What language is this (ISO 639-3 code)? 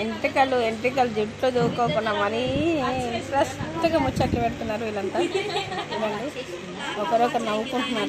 tha